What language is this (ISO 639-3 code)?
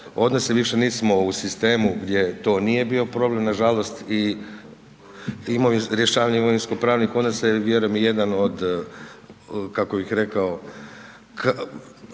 hrv